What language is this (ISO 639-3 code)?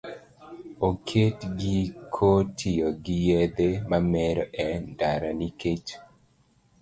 luo